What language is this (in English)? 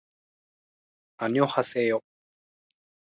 Japanese